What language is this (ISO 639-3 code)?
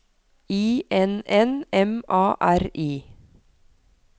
nor